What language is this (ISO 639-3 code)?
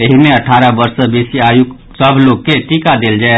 mai